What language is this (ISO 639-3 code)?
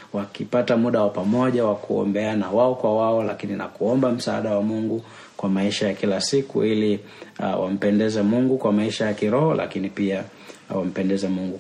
swa